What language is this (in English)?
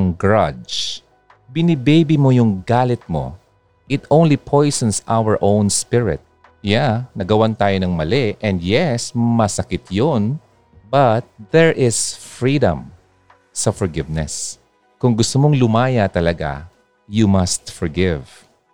Filipino